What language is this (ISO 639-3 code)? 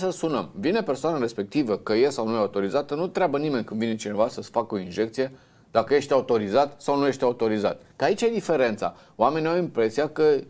ron